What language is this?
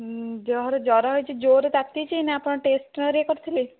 Odia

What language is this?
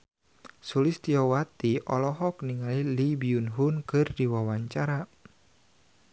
Sundanese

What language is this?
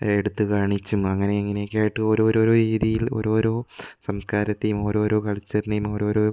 Malayalam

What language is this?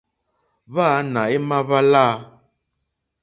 Mokpwe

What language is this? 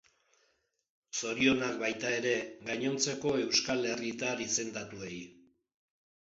Basque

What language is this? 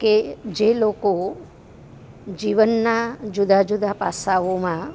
Gujarati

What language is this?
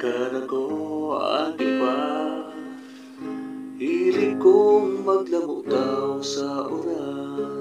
Filipino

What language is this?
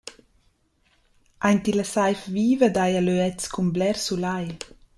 Romansh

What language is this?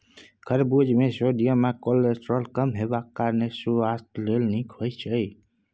Maithili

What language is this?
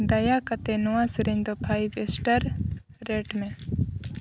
Santali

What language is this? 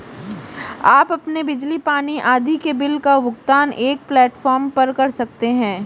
Hindi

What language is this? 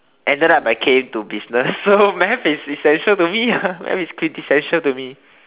English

